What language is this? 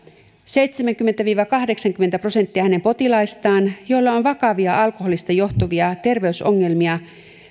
Finnish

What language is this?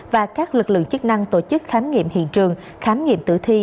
Vietnamese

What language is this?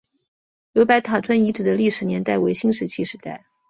Chinese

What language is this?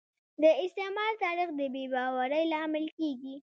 Pashto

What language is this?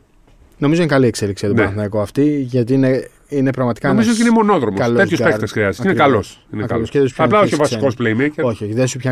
Greek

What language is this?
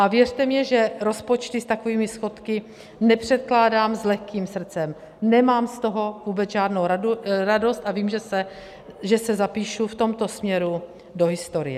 Czech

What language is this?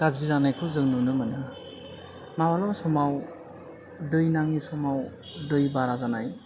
Bodo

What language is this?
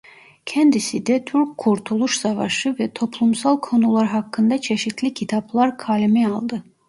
Turkish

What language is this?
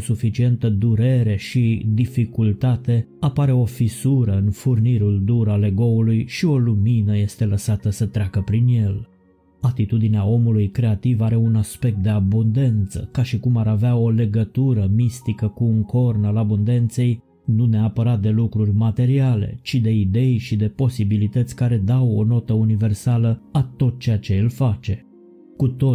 Romanian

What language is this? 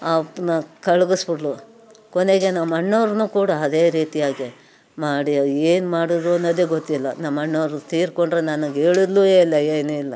Kannada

